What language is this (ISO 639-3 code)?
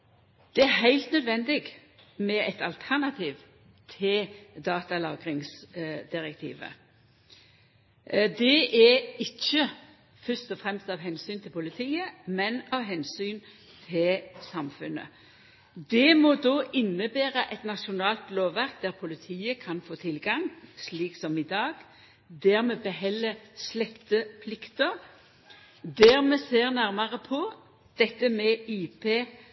nno